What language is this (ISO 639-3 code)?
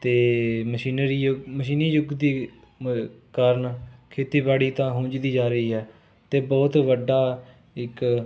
pan